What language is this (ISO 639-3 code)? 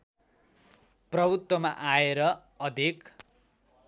nep